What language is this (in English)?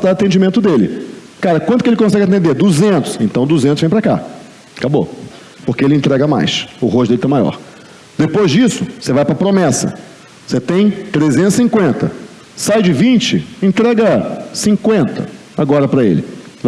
Portuguese